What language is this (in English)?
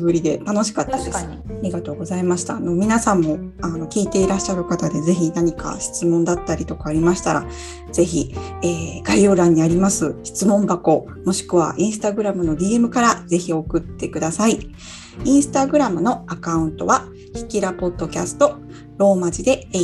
Japanese